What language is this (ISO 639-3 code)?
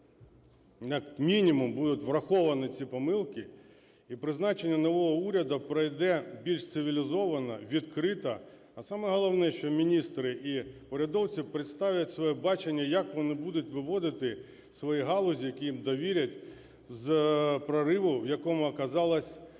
ukr